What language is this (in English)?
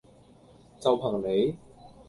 Cantonese